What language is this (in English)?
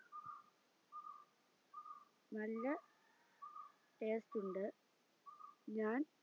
Malayalam